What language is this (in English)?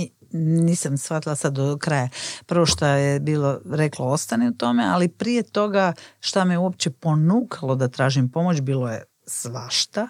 Croatian